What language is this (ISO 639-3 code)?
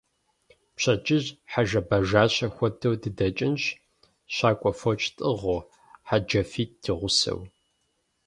kbd